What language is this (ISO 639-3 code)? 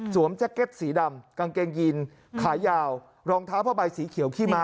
tha